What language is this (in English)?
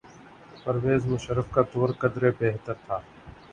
Urdu